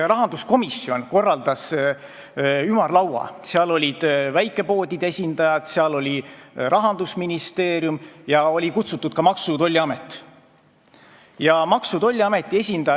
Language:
Estonian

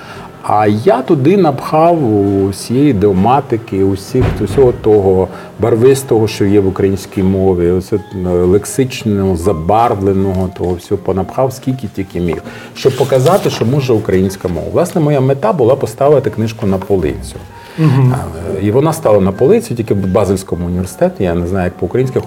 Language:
Ukrainian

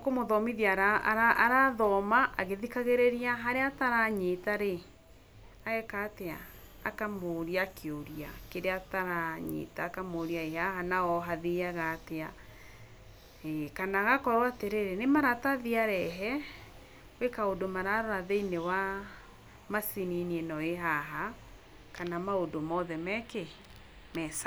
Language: Kikuyu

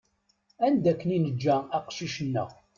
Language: Kabyle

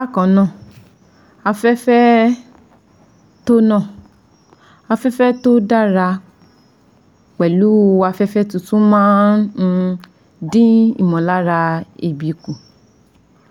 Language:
Yoruba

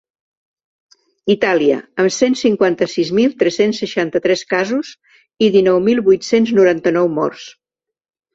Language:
Catalan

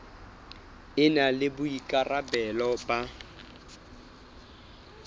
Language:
Southern Sotho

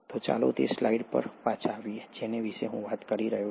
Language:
Gujarati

